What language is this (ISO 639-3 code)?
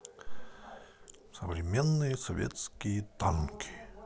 rus